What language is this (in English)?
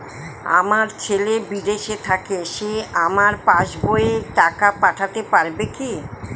Bangla